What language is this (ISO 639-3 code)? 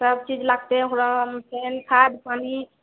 mai